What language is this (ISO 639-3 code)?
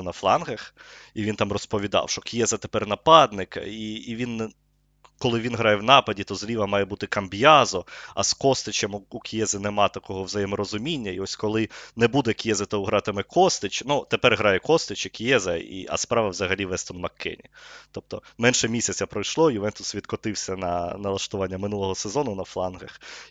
ukr